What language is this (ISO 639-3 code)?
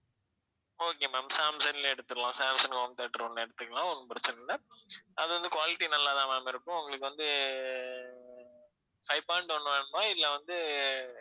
tam